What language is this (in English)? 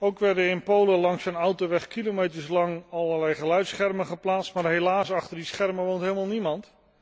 Dutch